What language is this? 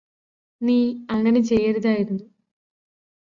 Malayalam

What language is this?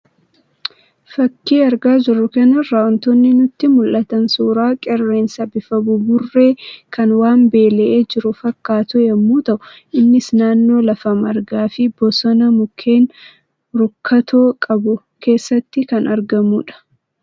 Oromo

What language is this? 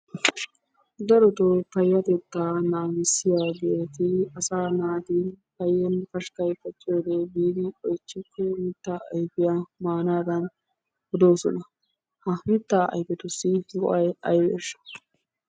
Wolaytta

